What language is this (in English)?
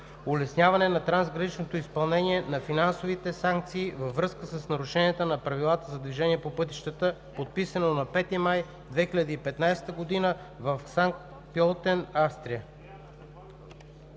Bulgarian